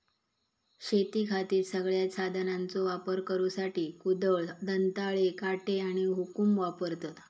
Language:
Marathi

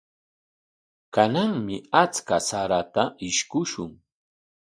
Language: Corongo Ancash Quechua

